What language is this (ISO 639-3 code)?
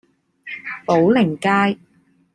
yue